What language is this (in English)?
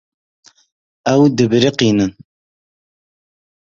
Kurdish